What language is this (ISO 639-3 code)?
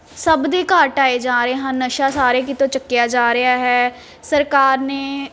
pan